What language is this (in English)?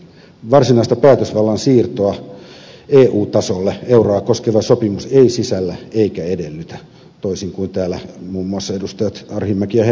Finnish